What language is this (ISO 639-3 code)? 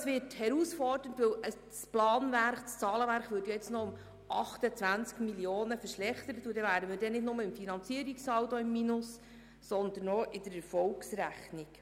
gsw